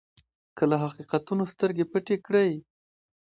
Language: Pashto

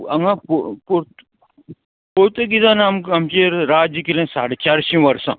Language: Konkani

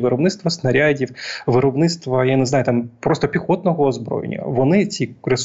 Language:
Ukrainian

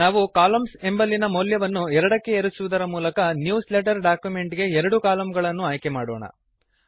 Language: Kannada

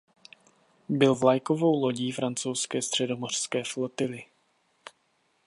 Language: Czech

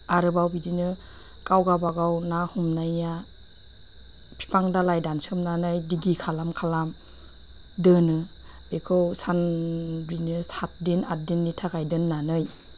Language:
Bodo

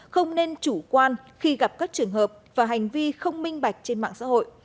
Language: Vietnamese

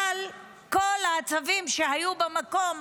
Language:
Hebrew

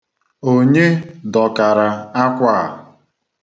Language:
Igbo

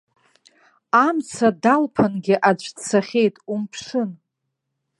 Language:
Abkhazian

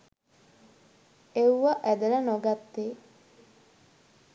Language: Sinhala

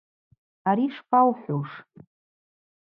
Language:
Abaza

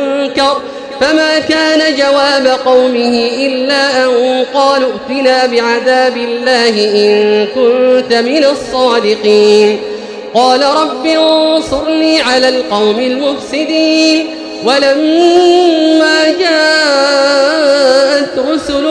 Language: Arabic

